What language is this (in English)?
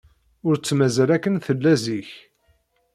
Kabyle